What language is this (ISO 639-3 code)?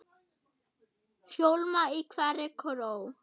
isl